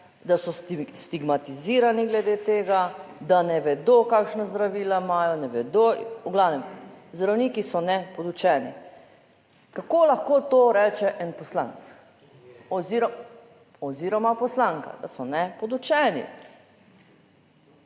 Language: Slovenian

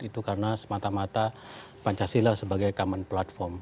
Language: Indonesian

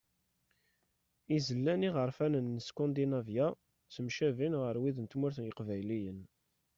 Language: Kabyle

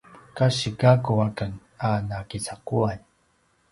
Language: Paiwan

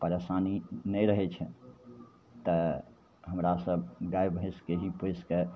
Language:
Maithili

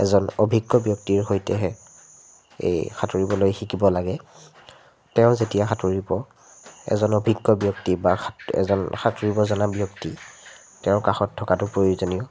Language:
Assamese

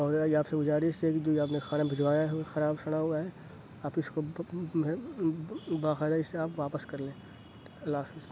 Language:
Urdu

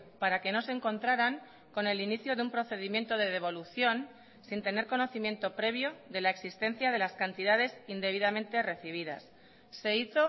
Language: Spanish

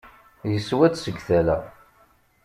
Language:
Kabyle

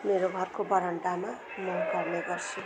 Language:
Nepali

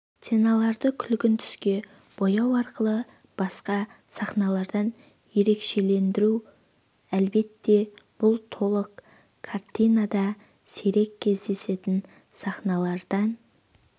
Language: Kazakh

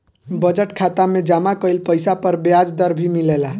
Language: Bhojpuri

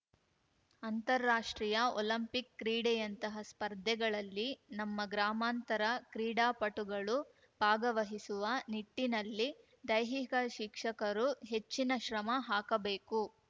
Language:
Kannada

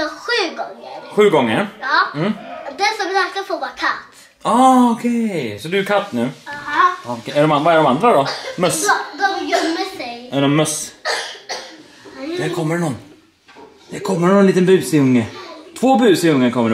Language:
Swedish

